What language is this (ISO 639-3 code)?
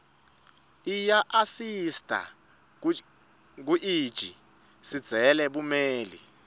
ssw